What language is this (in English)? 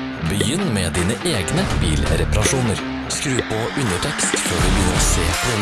Norwegian